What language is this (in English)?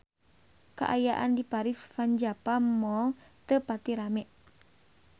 Sundanese